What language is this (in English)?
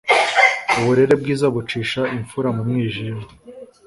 Kinyarwanda